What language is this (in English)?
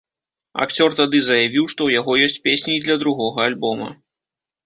Belarusian